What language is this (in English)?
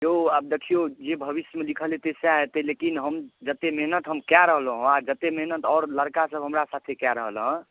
Maithili